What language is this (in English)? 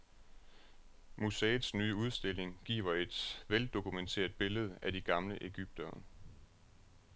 Danish